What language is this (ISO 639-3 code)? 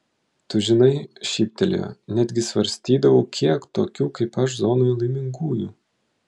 lit